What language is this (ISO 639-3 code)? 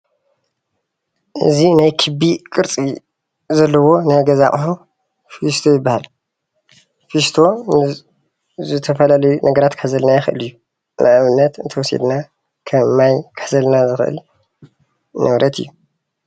tir